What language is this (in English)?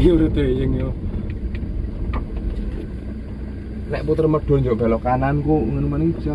Indonesian